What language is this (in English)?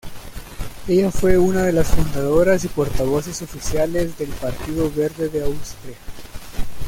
Spanish